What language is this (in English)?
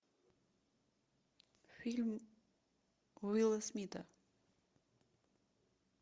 Russian